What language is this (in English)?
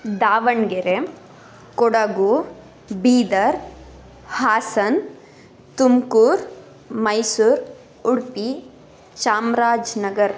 Kannada